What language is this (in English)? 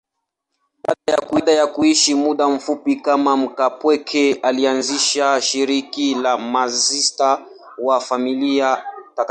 Swahili